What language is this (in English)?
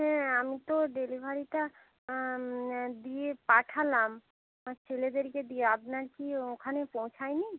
Bangla